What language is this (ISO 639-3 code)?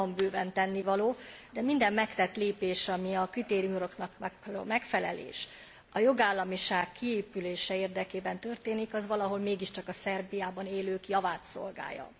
hun